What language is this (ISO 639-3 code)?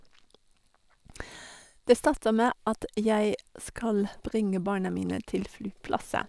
nor